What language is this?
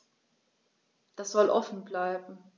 German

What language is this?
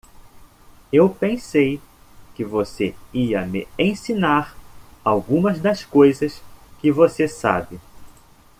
Portuguese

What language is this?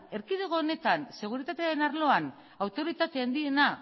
Basque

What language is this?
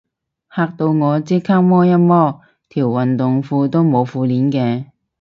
Cantonese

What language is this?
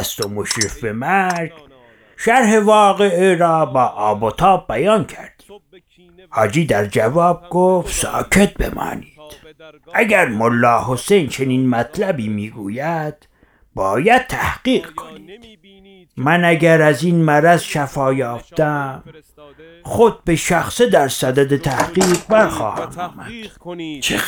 Persian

